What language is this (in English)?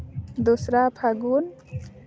Santali